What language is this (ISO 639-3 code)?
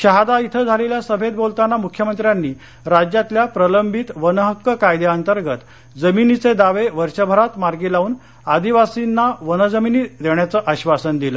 mar